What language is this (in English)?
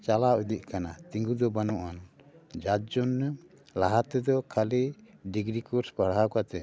Santali